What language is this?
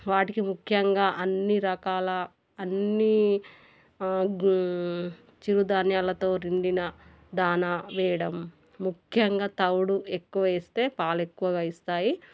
Telugu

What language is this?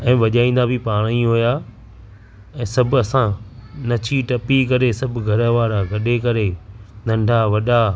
Sindhi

